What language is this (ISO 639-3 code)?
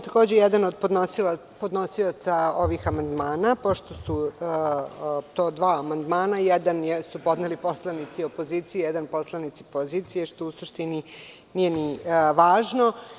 srp